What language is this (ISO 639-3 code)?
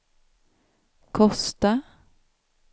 swe